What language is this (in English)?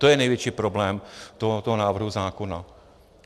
Czech